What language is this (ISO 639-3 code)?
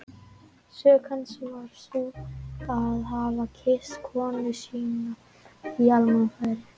isl